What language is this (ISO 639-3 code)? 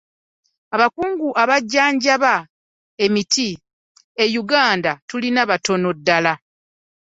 lug